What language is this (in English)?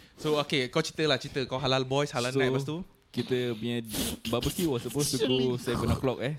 Malay